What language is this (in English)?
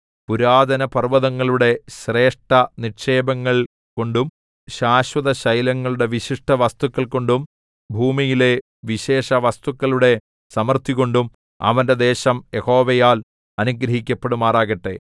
Malayalam